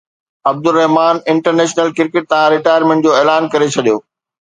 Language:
Sindhi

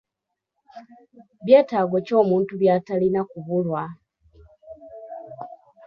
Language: Ganda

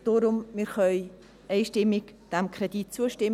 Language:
Swiss German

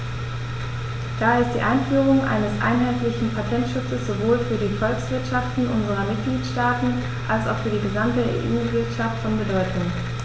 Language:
German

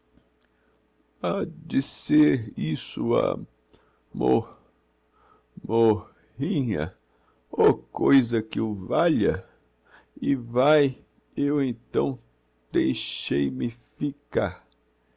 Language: Portuguese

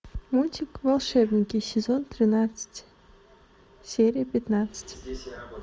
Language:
Russian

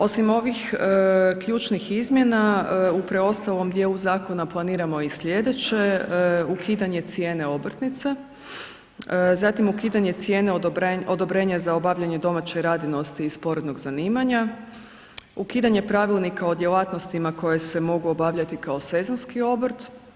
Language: Croatian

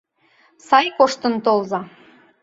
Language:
Mari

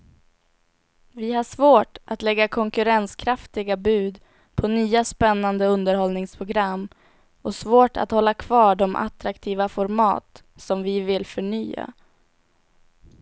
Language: Swedish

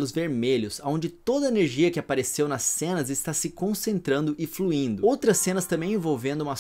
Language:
Portuguese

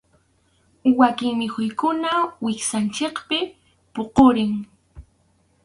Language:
Arequipa-La Unión Quechua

